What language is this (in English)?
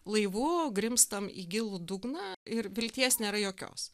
Lithuanian